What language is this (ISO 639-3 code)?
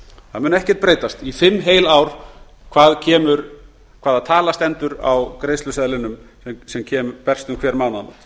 isl